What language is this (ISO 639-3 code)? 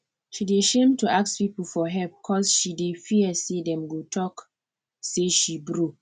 pcm